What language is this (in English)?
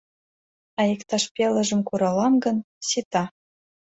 Mari